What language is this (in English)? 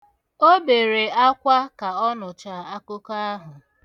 Igbo